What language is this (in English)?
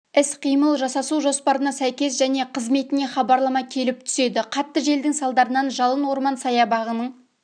Kazakh